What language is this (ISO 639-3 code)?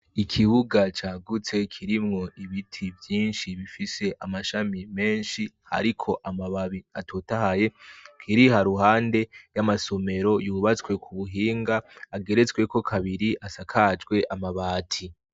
run